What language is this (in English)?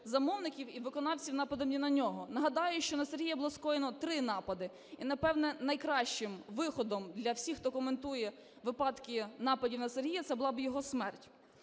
Ukrainian